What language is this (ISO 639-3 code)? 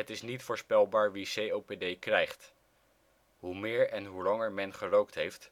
nld